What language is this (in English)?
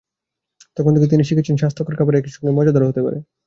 Bangla